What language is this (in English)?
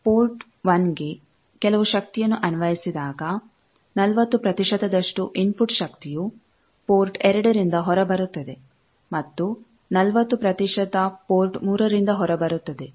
Kannada